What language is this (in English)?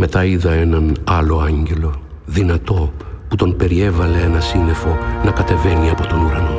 Greek